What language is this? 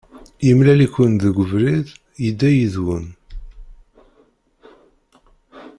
Kabyle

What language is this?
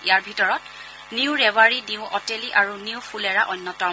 Assamese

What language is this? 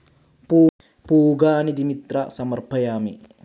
Malayalam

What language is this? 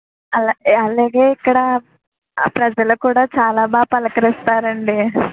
Telugu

